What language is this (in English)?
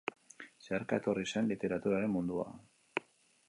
Basque